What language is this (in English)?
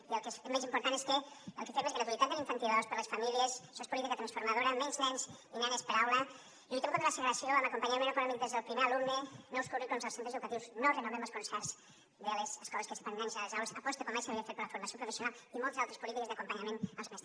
Catalan